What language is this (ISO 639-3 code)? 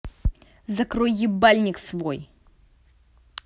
rus